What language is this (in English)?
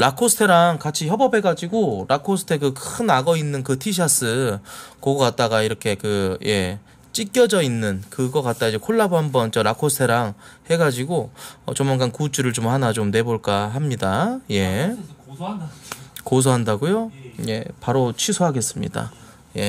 Korean